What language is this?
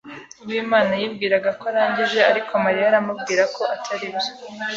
Kinyarwanda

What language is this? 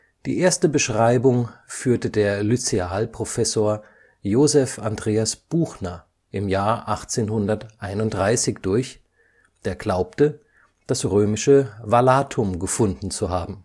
German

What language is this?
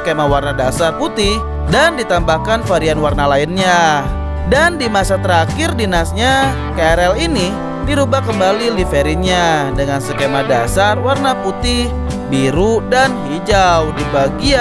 Indonesian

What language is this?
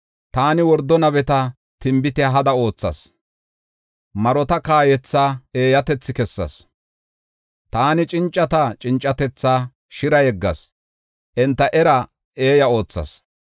Gofa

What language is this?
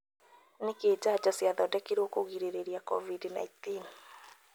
Kikuyu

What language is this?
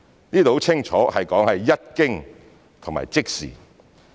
Cantonese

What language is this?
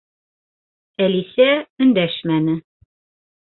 Bashkir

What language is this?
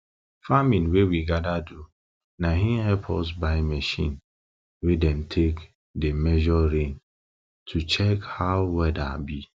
Nigerian Pidgin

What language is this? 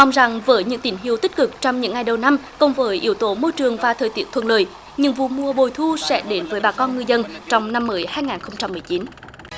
Vietnamese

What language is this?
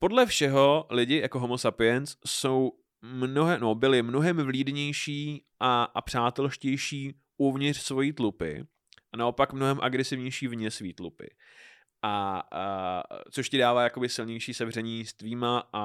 Czech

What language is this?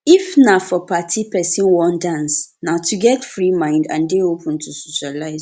Nigerian Pidgin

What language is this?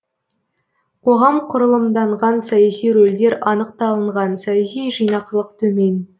Kazakh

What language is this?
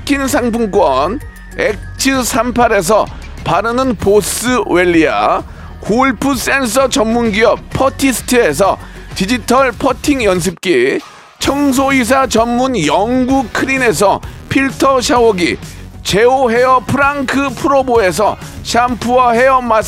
Korean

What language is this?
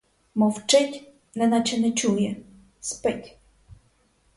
Ukrainian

